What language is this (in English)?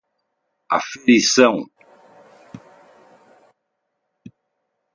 Portuguese